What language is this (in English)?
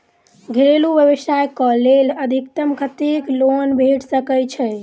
Maithili